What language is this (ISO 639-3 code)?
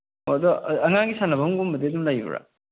mni